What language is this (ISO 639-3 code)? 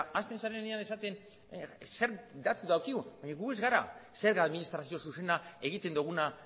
eus